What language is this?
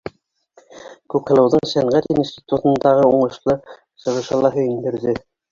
Bashkir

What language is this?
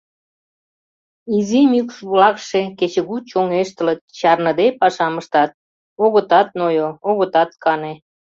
Mari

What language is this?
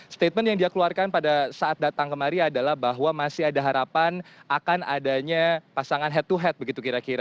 Indonesian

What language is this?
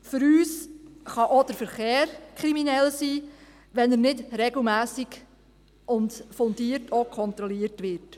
Swiss German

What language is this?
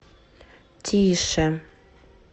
Russian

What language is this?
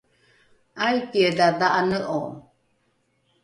Rukai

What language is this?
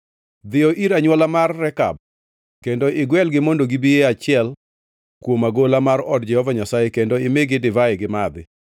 Luo (Kenya and Tanzania)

